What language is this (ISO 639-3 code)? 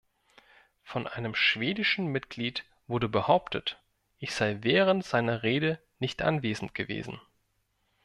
deu